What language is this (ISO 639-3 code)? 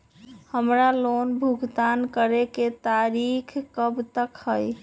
mag